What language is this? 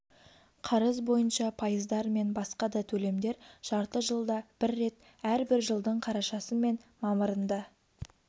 Kazakh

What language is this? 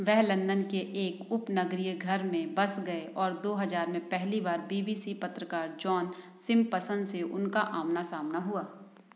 Hindi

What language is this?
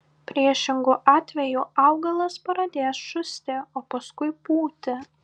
Lithuanian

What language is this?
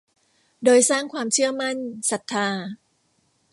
Thai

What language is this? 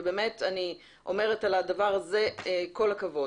Hebrew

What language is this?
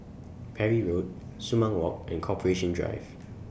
English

